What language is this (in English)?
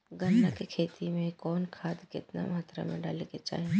Bhojpuri